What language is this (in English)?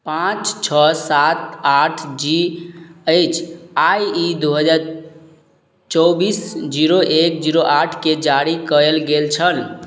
Maithili